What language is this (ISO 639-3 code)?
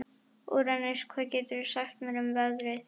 isl